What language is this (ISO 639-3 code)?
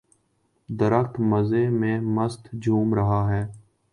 urd